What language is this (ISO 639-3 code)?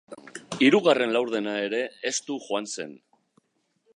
eus